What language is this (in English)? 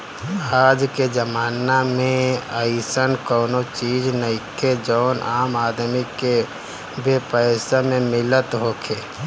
Bhojpuri